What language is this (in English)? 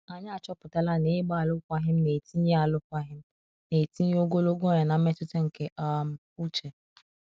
Igbo